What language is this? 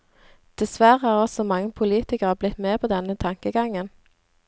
Norwegian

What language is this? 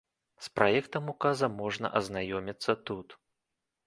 Belarusian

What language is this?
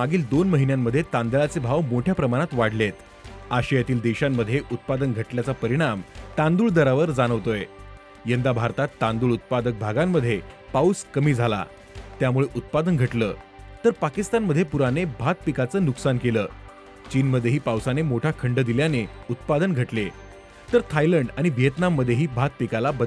Marathi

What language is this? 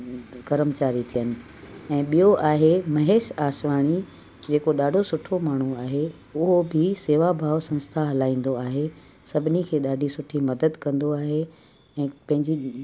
Sindhi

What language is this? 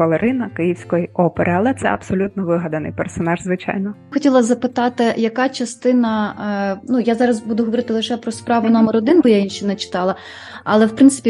Ukrainian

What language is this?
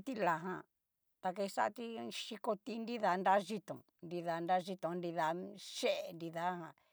Cacaloxtepec Mixtec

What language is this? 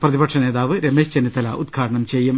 Malayalam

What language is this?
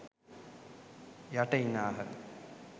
Sinhala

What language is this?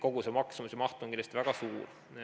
Estonian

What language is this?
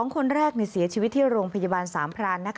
Thai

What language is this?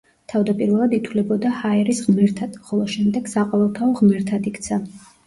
Georgian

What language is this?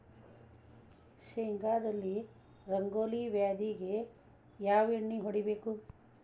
Kannada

